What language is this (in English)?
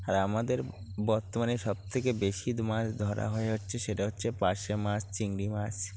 Bangla